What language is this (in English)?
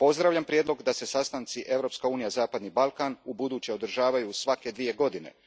Croatian